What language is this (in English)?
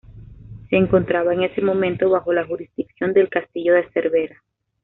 Spanish